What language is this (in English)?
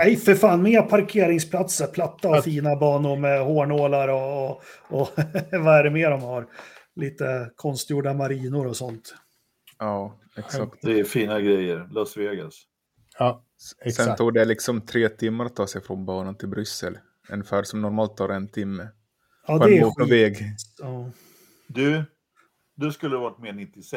Swedish